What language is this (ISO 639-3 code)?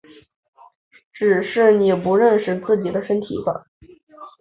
zho